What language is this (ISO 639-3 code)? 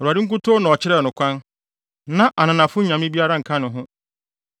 aka